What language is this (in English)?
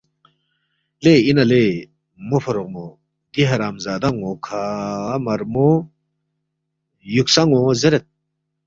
Balti